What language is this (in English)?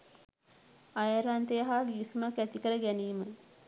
Sinhala